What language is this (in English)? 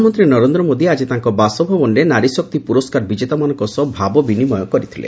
Odia